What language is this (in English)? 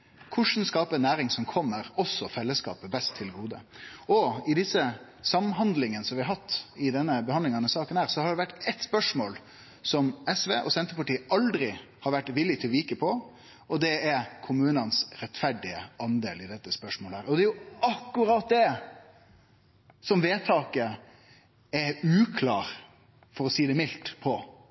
Norwegian Nynorsk